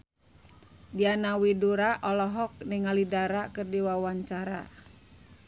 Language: Sundanese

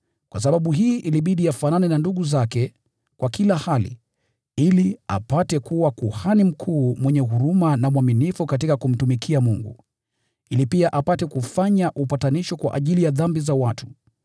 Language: Swahili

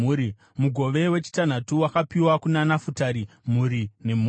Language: Shona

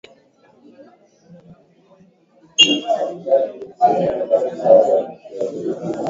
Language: Swahili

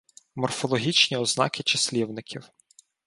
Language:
Ukrainian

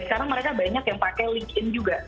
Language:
Indonesian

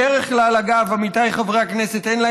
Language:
Hebrew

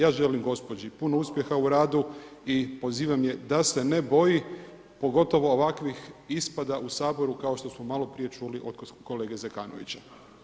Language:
Croatian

